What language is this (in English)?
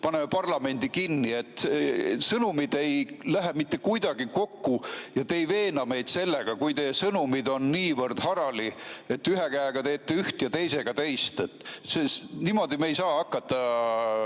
Estonian